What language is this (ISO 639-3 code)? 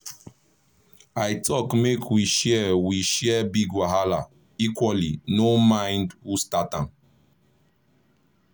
pcm